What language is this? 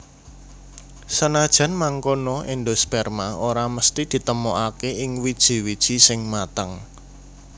Javanese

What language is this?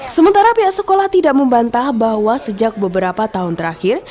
Indonesian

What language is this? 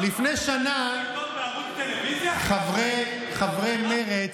Hebrew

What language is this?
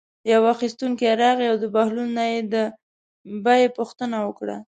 Pashto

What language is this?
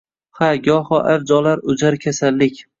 Uzbek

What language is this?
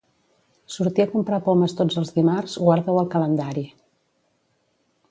Catalan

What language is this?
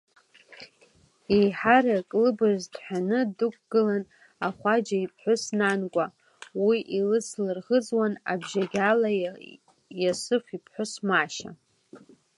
Abkhazian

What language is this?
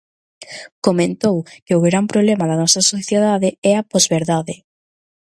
Galician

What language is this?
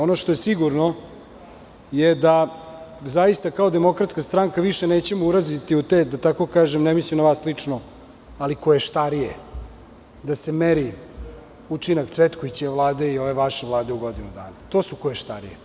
Serbian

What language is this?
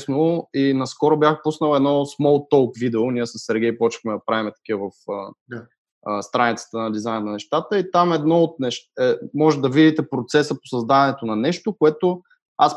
Bulgarian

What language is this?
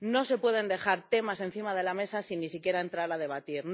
Spanish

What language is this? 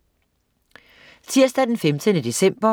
Danish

